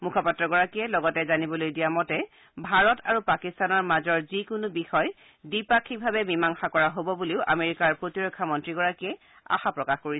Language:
Assamese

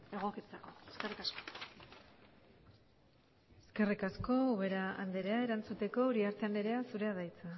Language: Basque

